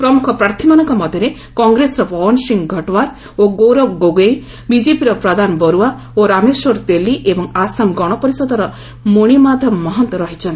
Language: Odia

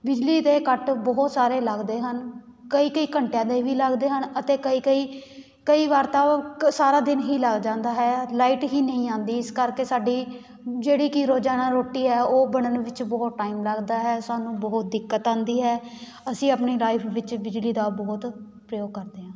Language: Punjabi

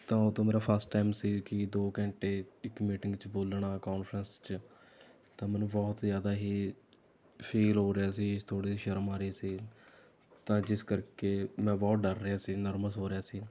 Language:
Punjabi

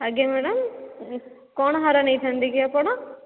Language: Odia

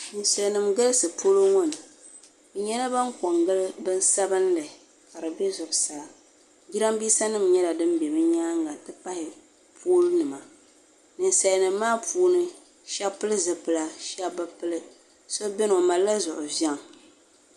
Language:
Dagbani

